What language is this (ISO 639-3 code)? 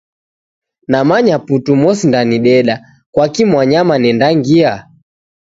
dav